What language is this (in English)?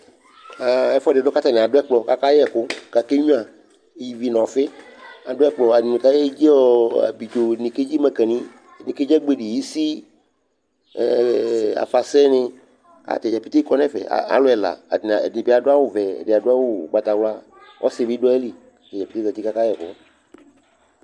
Ikposo